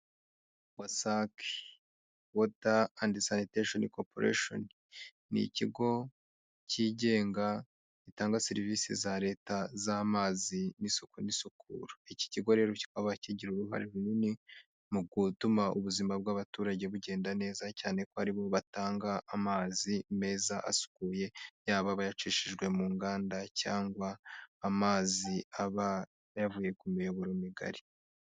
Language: Kinyarwanda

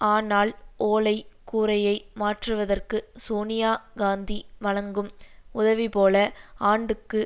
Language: Tamil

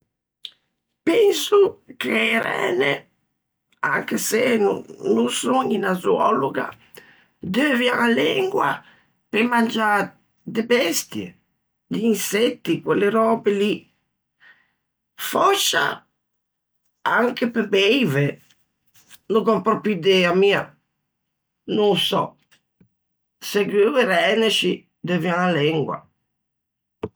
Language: Ligurian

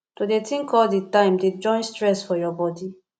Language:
Nigerian Pidgin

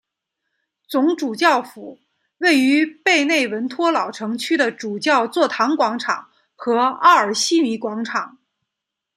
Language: Chinese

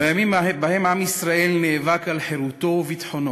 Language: Hebrew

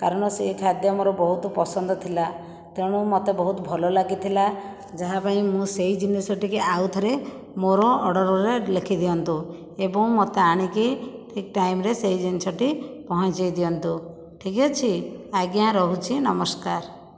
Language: Odia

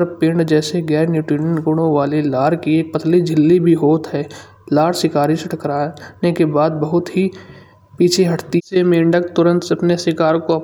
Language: Kanauji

